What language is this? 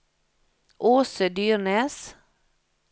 Norwegian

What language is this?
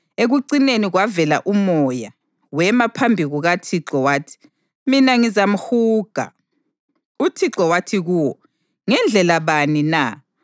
North Ndebele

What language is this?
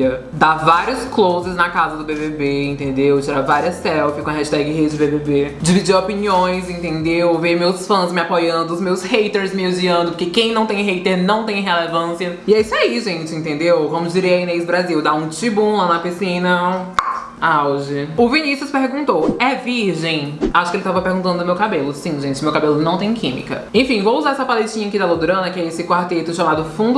Portuguese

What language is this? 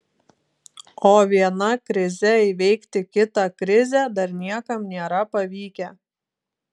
Lithuanian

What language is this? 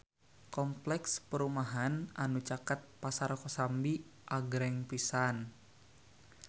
Sundanese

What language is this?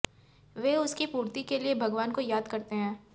Hindi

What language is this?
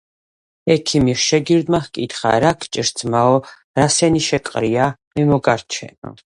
Georgian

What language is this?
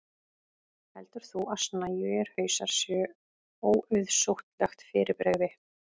Icelandic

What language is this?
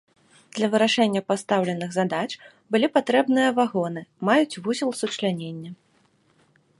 Belarusian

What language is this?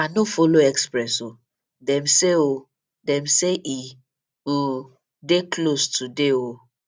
Nigerian Pidgin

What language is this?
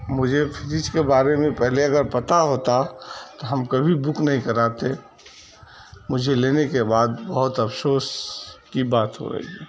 Urdu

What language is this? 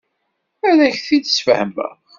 Kabyle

